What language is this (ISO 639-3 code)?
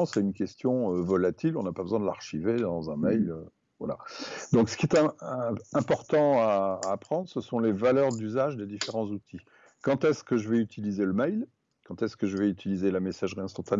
fra